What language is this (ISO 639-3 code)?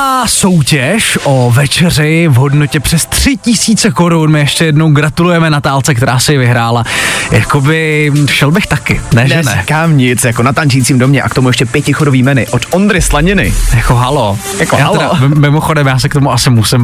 ces